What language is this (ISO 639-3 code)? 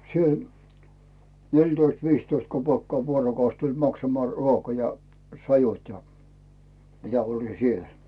fin